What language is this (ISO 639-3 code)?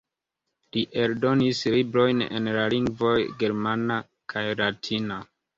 epo